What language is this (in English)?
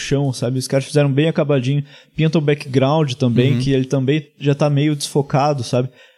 Portuguese